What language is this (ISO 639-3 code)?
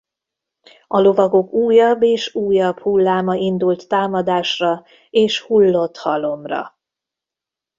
hun